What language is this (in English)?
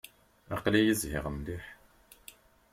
Kabyle